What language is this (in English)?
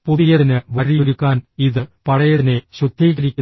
Malayalam